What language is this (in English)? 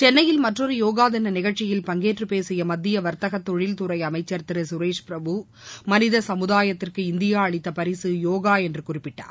Tamil